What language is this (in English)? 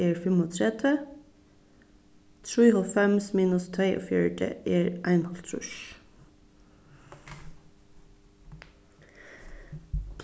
Faroese